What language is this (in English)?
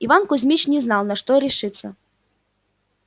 Russian